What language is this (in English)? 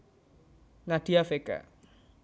Javanese